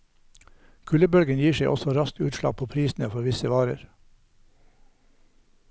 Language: Norwegian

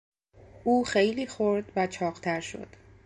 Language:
Persian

